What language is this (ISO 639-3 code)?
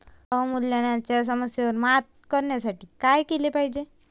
mar